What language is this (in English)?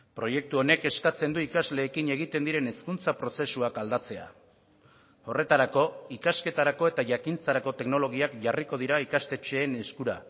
Basque